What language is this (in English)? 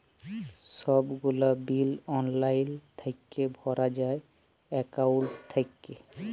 Bangla